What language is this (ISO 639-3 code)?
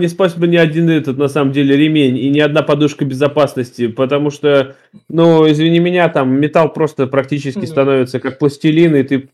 rus